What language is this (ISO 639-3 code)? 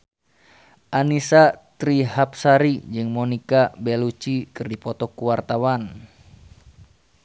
sun